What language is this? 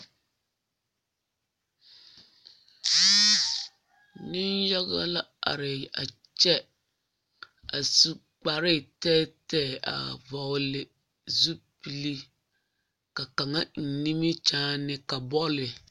Southern Dagaare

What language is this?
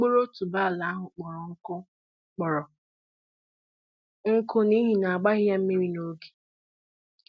Igbo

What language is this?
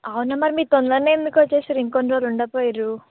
Telugu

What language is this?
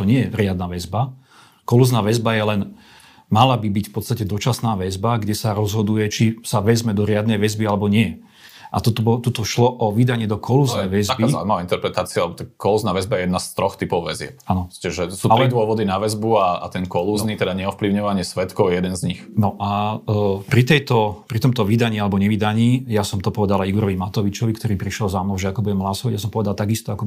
Slovak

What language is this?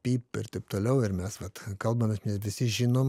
Lithuanian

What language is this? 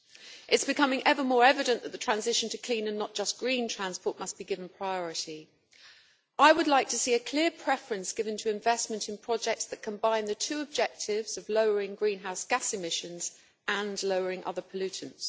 English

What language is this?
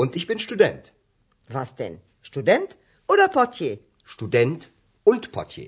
Bulgarian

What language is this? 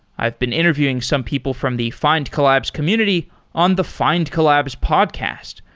English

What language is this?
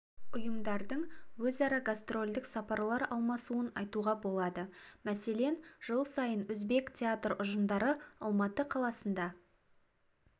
Kazakh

